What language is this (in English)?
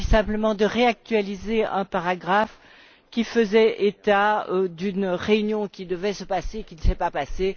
French